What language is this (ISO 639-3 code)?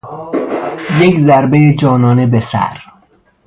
fas